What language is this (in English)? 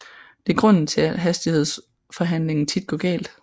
Danish